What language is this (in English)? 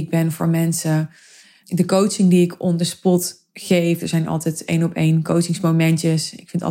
Dutch